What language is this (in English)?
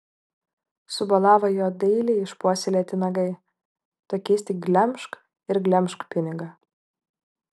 Lithuanian